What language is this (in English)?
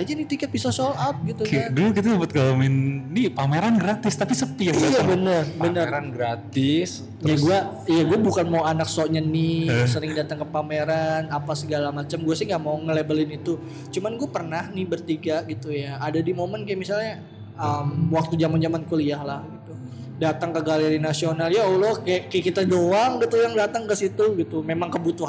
Indonesian